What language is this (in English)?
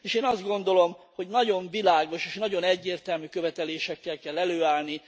Hungarian